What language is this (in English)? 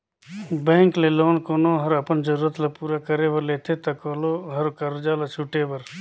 Chhattisgarhi